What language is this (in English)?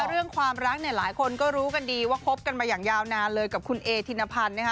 Thai